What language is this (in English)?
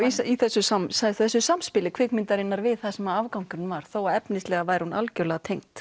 Icelandic